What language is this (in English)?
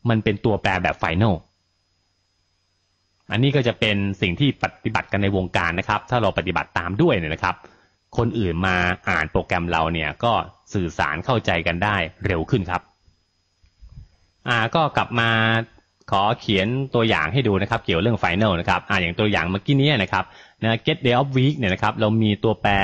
Thai